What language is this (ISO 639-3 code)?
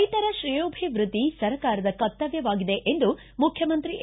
kan